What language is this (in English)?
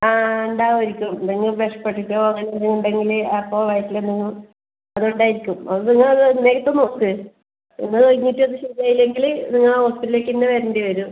Malayalam